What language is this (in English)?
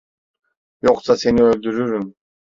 Turkish